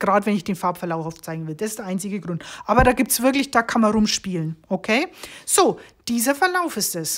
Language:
German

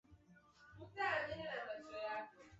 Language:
Swahili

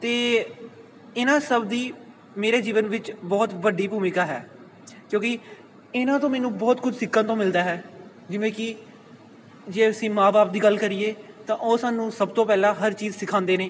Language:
Punjabi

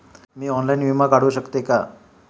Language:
Marathi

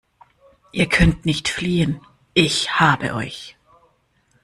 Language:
German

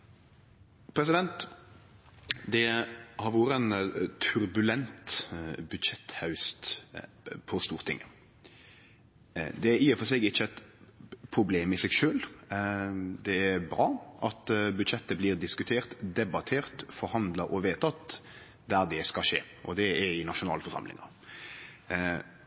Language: Norwegian Nynorsk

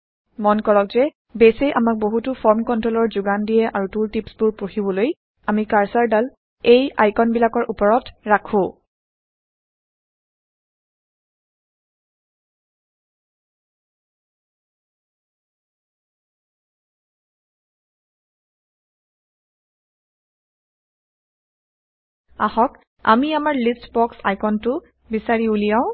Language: Assamese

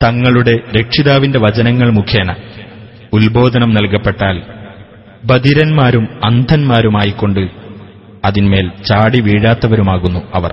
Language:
Malayalam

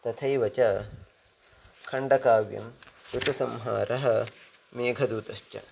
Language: Sanskrit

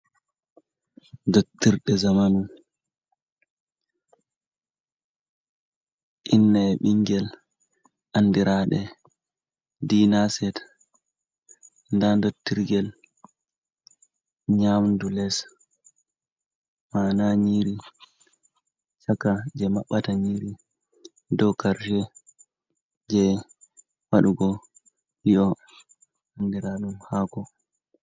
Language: Fula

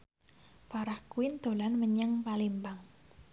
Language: Javanese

